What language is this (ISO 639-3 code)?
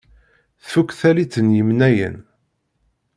kab